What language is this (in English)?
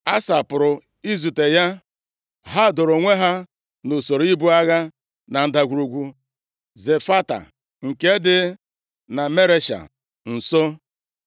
Igbo